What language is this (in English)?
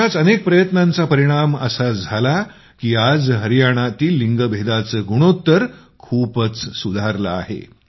Marathi